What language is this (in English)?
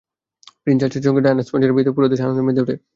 Bangla